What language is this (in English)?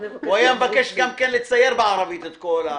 Hebrew